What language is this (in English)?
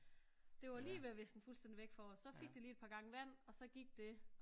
Danish